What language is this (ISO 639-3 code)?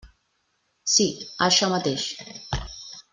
cat